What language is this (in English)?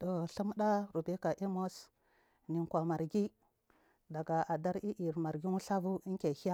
Marghi South